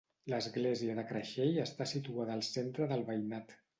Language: Catalan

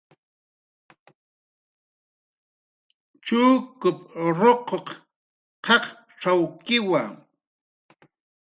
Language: Jaqaru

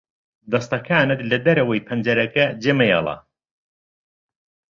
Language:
Central Kurdish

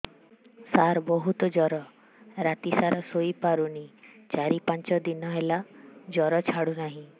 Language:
Odia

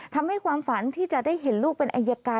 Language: Thai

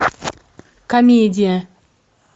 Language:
Russian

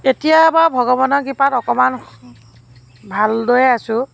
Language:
Assamese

